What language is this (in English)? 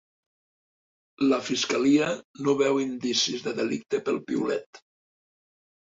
Catalan